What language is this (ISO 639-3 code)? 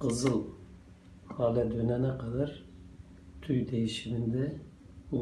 tur